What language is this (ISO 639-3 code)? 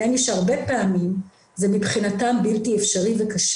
heb